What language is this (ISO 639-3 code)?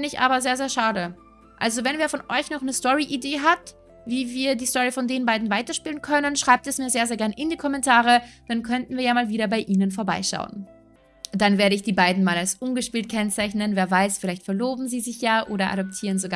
deu